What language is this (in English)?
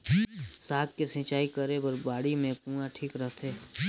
Chhattisgarhi